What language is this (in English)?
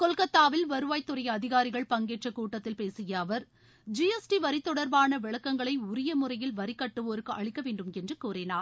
Tamil